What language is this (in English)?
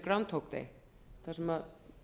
Icelandic